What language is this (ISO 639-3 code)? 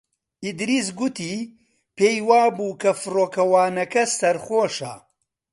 ckb